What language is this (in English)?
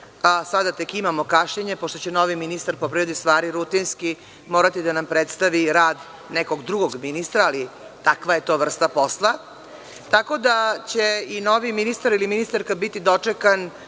Serbian